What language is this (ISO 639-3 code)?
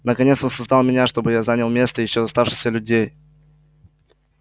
rus